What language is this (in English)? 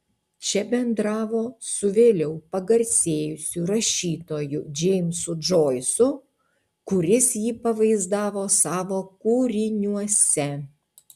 Lithuanian